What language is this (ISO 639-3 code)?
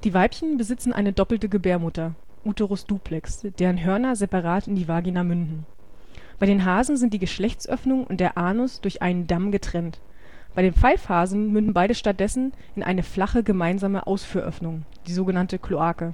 deu